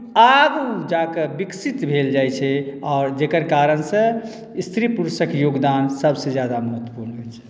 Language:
Maithili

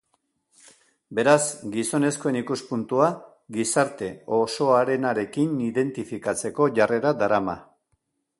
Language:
Basque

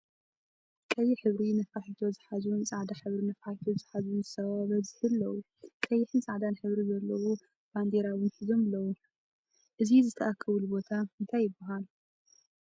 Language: Tigrinya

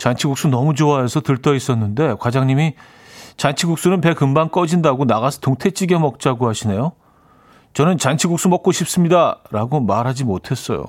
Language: Korean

